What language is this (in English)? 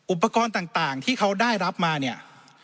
Thai